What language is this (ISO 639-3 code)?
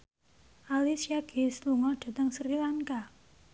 jav